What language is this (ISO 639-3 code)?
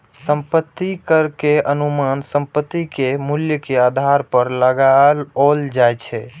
mai